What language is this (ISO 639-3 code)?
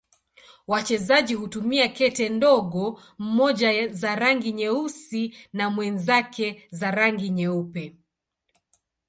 swa